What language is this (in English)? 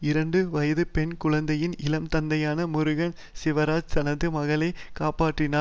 Tamil